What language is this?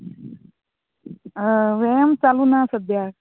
Konkani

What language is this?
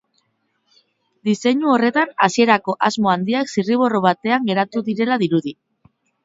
Basque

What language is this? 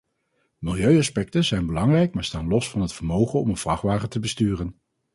Dutch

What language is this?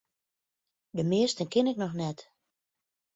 Western Frisian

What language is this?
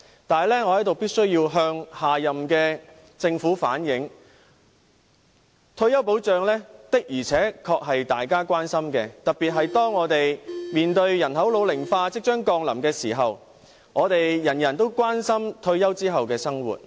Cantonese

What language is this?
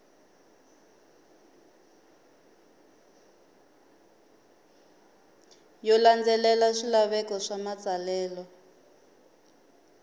Tsonga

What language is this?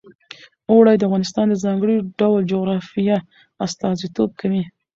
Pashto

